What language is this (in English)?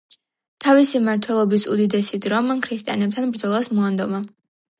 Georgian